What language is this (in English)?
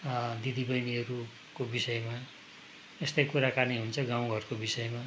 Nepali